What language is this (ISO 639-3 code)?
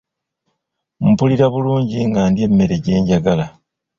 lug